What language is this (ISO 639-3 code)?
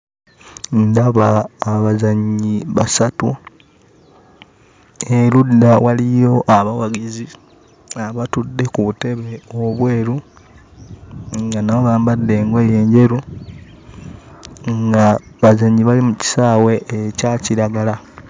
lug